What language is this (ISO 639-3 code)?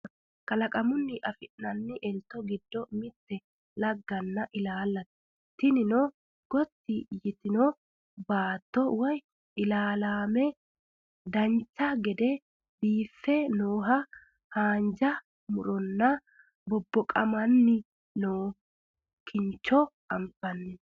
sid